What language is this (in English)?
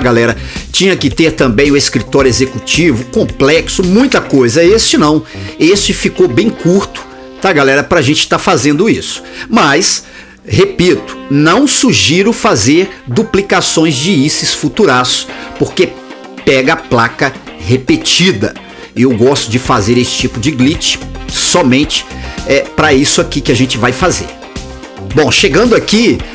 Portuguese